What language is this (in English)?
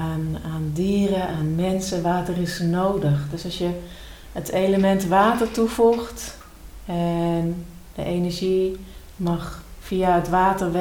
Dutch